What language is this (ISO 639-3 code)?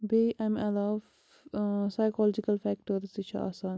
kas